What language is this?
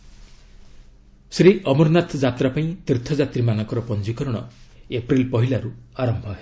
Odia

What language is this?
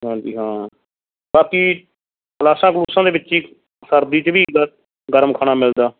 Punjabi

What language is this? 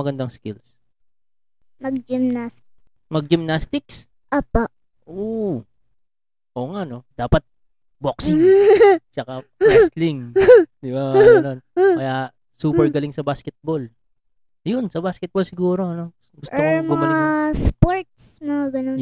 Filipino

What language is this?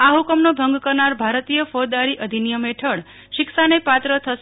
Gujarati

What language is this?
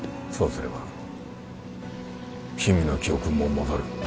Japanese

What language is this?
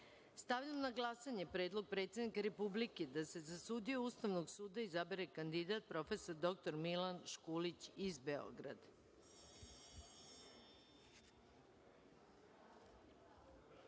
Serbian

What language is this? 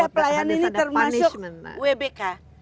Indonesian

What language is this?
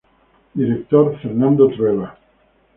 Spanish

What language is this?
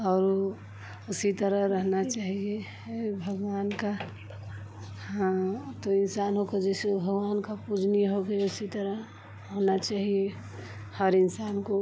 Hindi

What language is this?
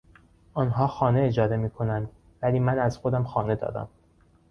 Persian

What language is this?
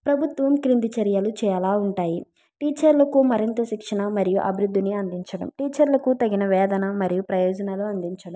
Telugu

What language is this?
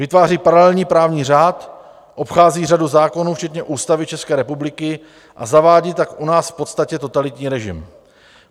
Czech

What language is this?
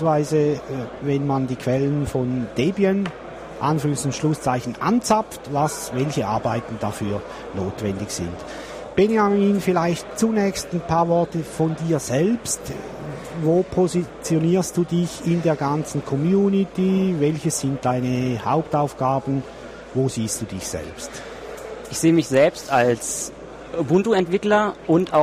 German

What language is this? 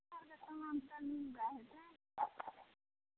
Maithili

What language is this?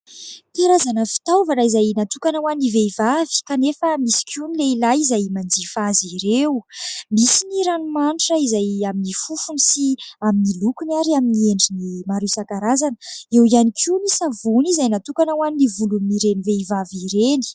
Malagasy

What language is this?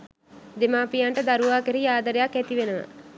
Sinhala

